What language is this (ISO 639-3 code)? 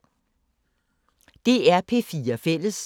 dan